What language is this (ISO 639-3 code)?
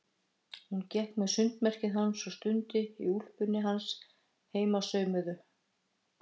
isl